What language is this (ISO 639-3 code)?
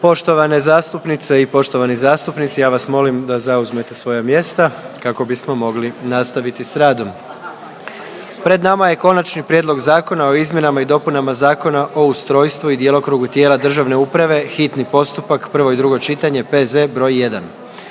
hrv